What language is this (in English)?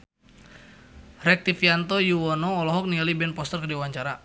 Sundanese